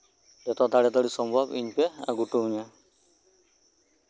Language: Santali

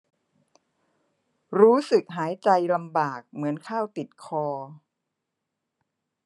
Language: Thai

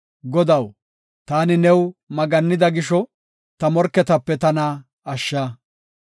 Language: Gofa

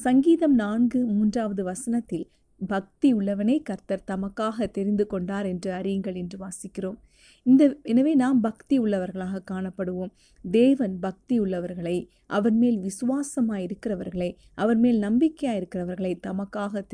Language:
Tamil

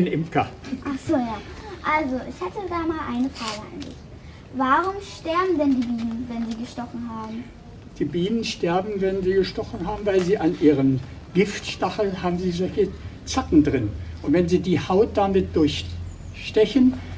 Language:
German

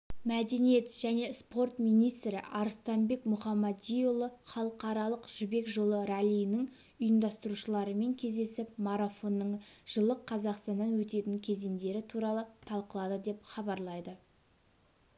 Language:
Kazakh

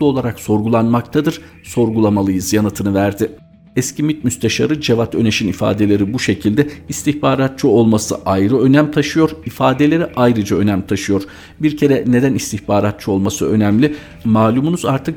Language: Turkish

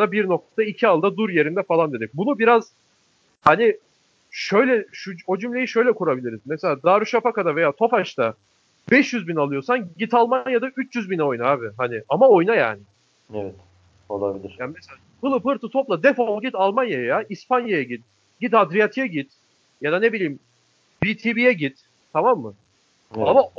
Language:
Turkish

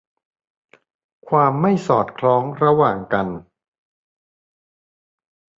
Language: Thai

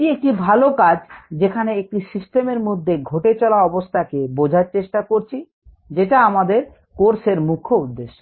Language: Bangla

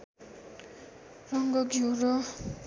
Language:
Nepali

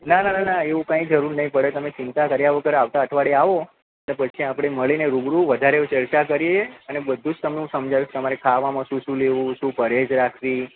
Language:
Gujarati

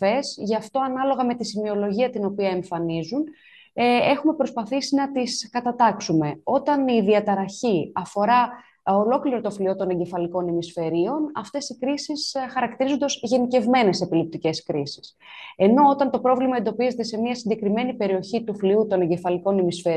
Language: Greek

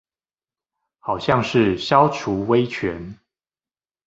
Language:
Chinese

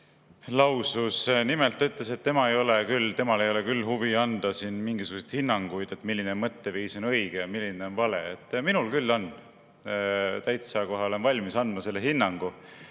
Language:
Estonian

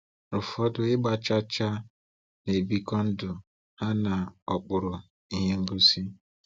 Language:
Igbo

